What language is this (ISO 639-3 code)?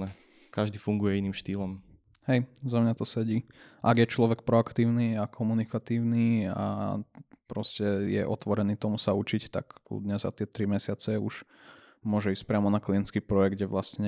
slk